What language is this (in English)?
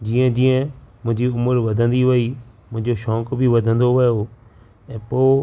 Sindhi